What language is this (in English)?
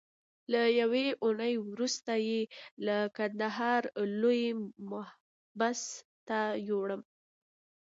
Pashto